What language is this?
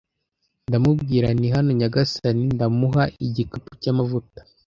Kinyarwanda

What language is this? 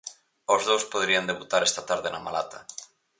Galician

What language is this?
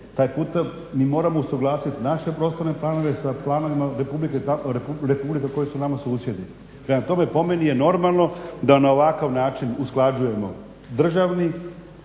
Croatian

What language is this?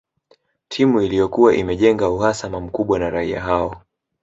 Swahili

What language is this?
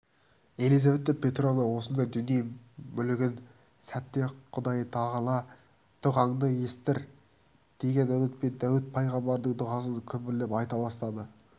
Kazakh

